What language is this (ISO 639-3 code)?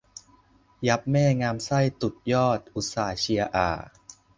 tha